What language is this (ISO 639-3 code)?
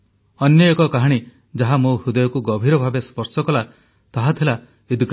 ori